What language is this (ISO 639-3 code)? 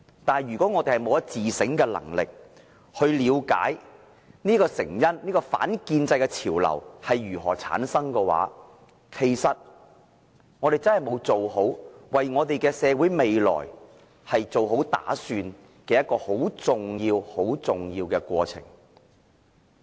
yue